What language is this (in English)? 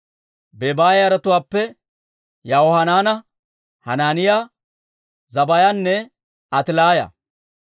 Dawro